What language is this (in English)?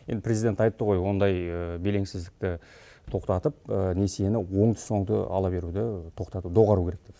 Kazakh